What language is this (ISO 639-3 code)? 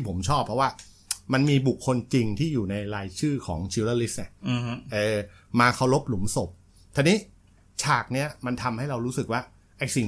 tha